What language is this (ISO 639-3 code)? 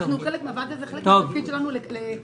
heb